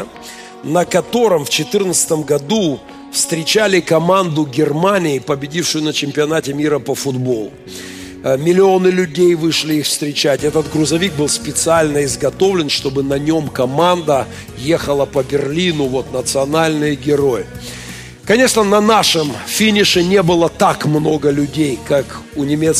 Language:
Russian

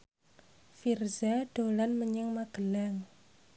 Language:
Javanese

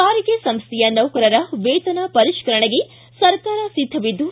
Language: Kannada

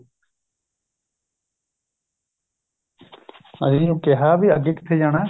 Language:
Punjabi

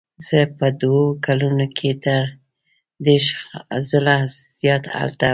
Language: Pashto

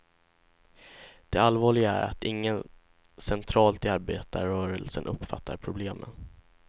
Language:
Swedish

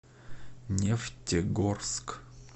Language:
Russian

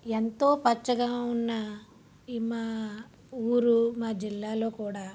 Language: Telugu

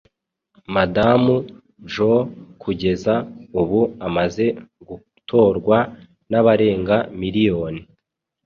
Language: Kinyarwanda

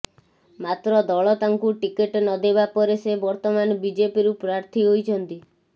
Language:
Odia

